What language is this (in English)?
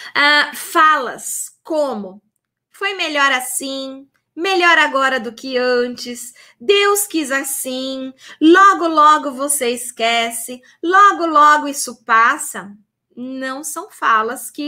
Portuguese